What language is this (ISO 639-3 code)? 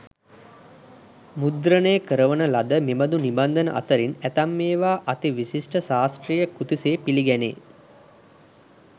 sin